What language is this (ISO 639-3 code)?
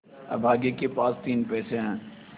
hin